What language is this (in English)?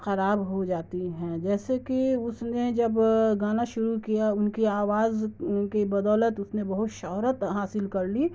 Urdu